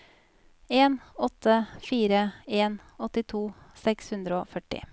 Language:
Norwegian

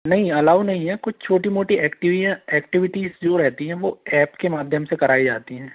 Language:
Hindi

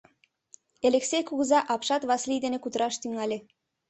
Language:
Mari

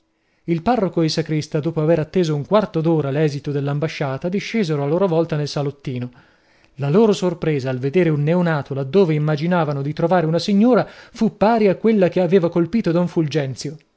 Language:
Italian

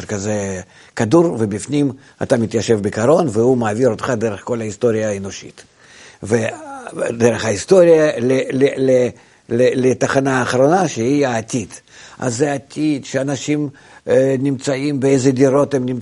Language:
Hebrew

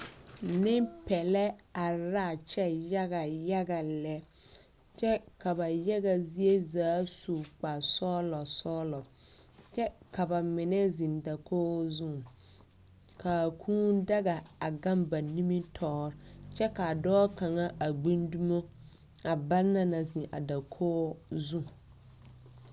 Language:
Southern Dagaare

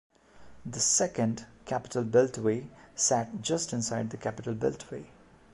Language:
English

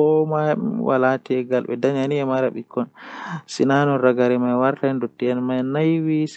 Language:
Western Niger Fulfulde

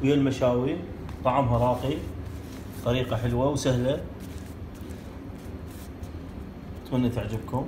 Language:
Arabic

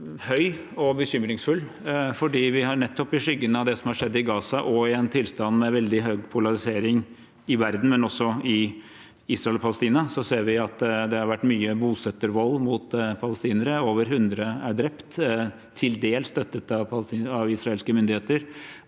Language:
Norwegian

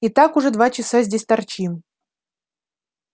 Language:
Russian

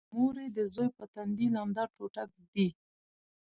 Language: Pashto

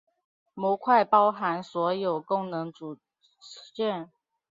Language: Chinese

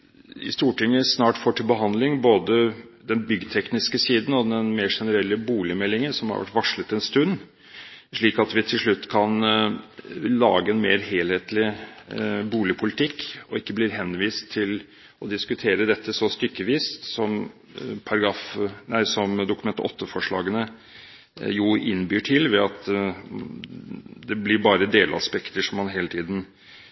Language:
Norwegian Bokmål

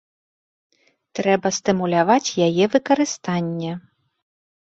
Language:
Belarusian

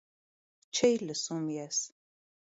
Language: Armenian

